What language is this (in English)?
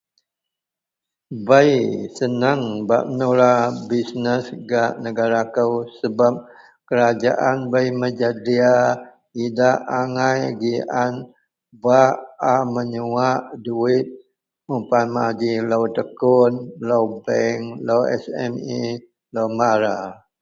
Central Melanau